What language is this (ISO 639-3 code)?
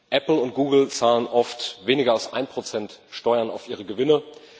deu